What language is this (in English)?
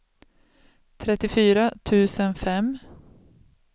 Swedish